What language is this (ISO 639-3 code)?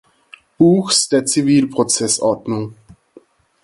deu